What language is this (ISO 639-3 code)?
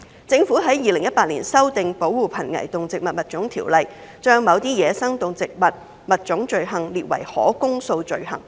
yue